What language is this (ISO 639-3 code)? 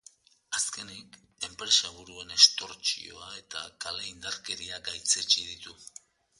eus